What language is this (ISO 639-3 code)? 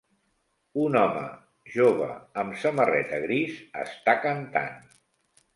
cat